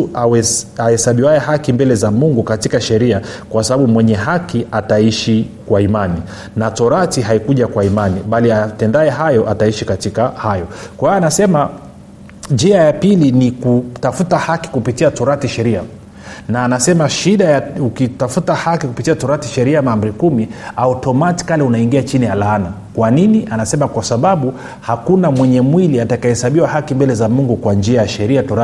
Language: Swahili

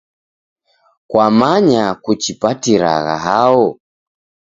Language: Taita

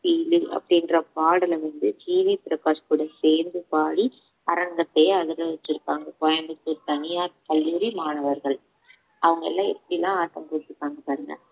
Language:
Tamil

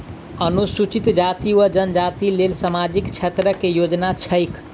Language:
Maithili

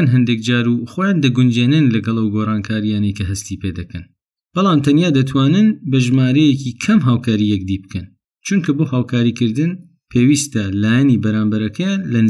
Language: Persian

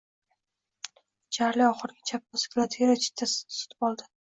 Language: Uzbek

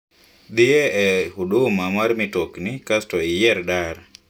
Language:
Luo (Kenya and Tanzania)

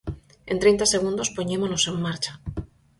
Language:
Galician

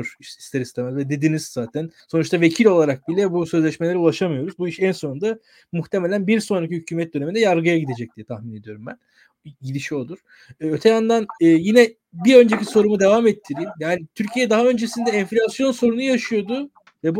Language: Turkish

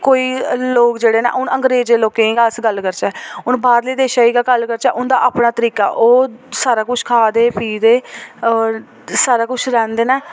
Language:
Dogri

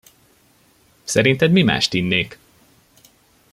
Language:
Hungarian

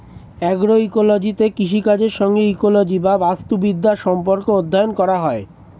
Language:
Bangla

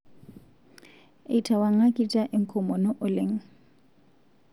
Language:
Masai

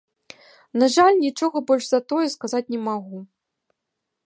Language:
Belarusian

